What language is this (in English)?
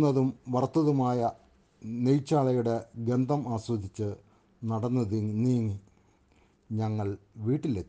Malayalam